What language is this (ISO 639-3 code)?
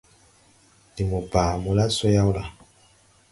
tui